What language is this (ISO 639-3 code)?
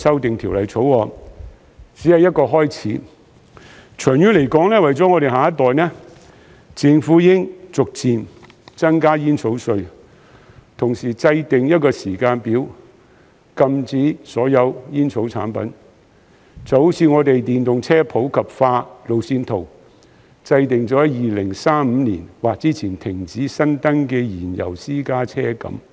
yue